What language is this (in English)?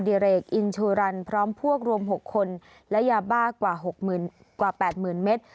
Thai